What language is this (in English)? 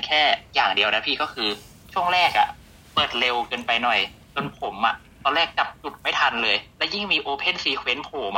Thai